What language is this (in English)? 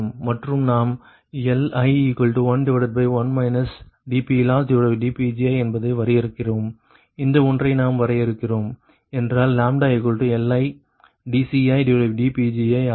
Tamil